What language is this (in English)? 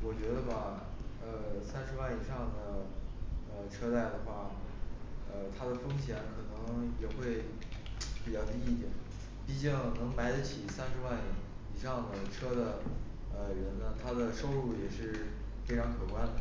Chinese